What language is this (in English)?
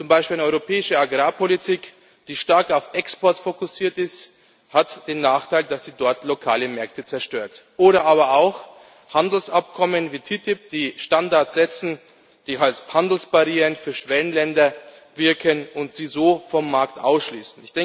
German